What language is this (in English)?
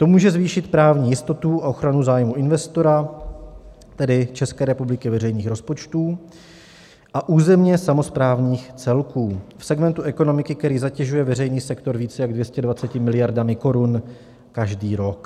Czech